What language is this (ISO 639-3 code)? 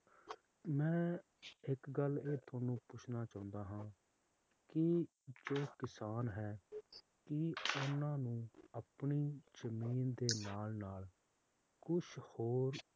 pan